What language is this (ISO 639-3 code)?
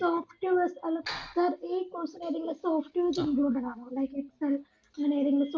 mal